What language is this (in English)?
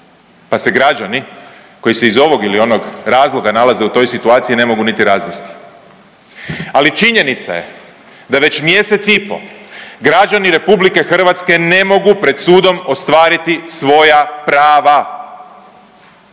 Croatian